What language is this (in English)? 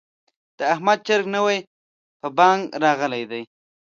Pashto